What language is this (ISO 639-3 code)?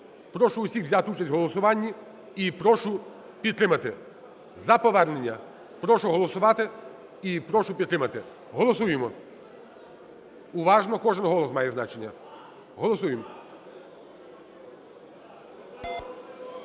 ukr